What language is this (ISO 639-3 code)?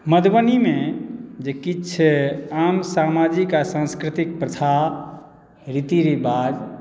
mai